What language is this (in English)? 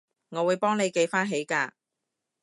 Cantonese